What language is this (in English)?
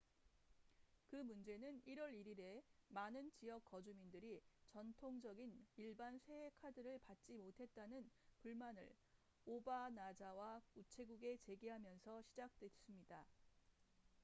Korean